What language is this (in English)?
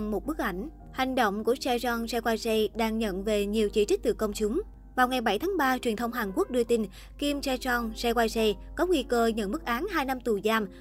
Vietnamese